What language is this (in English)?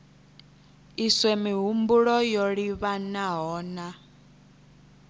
Venda